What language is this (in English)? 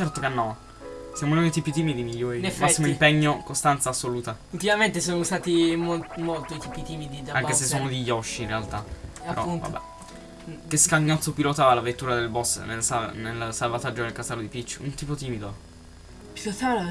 Italian